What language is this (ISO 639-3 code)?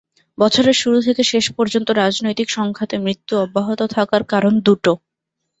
ben